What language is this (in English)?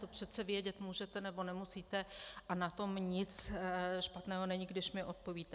Czech